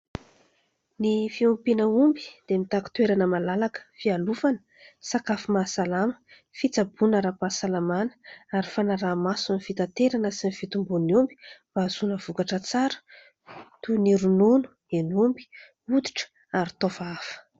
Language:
Malagasy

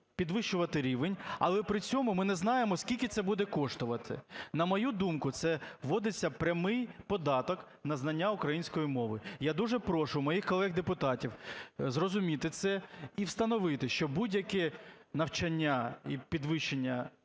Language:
Ukrainian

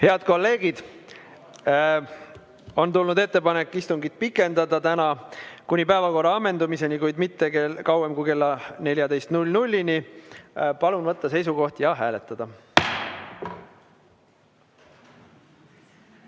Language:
Estonian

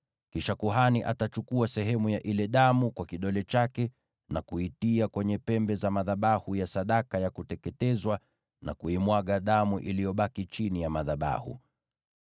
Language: Swahili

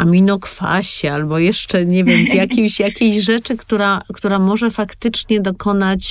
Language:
Polish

